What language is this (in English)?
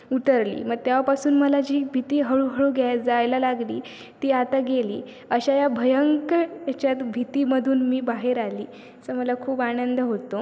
Marathi